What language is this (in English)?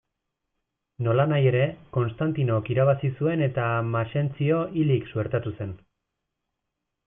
Basque